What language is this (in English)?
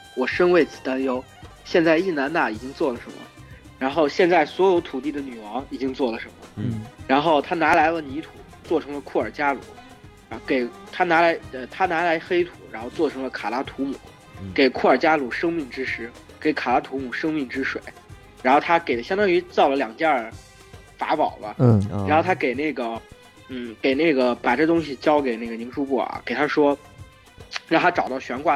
Chinese